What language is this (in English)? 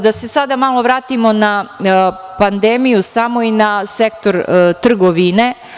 Serbian